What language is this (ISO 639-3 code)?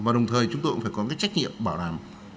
vie